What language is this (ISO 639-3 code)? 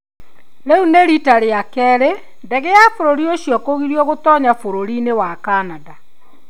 kik